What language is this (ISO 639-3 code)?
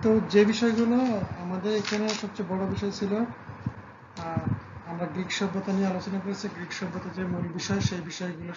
tur